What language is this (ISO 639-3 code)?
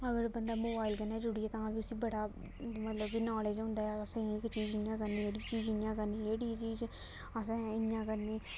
doi